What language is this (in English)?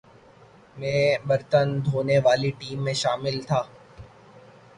Urdu